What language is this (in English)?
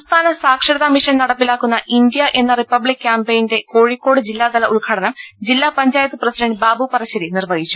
Malayalam